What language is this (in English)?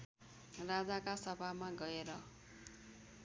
Nepali